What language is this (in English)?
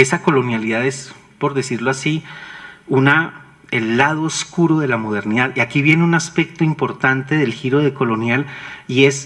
Spanish